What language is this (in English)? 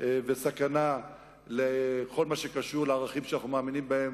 Hebrew